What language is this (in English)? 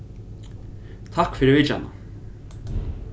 Faroese